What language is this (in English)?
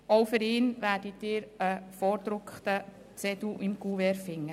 Swiss German